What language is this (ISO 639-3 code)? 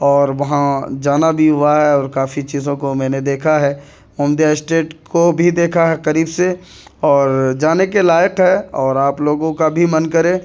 urd